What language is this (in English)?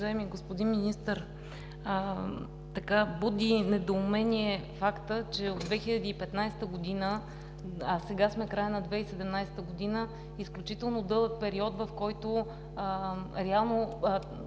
Bulgarian